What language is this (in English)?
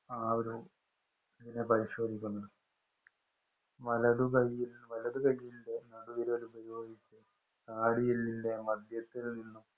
Malayalam